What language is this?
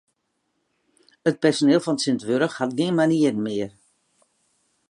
Western Frisian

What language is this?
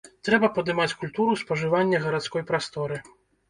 Belarusian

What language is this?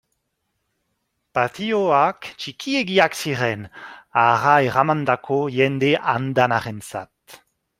Basque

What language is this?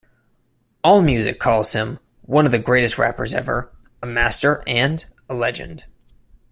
English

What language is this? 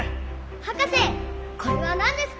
Japanese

